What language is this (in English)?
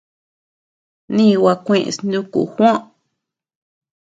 Tepeuxila Cuicatec